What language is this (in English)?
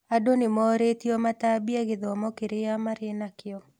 Kikuyu